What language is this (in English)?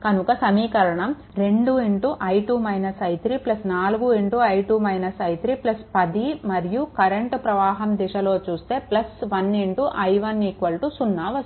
Telugu